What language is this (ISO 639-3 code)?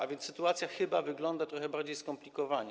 pol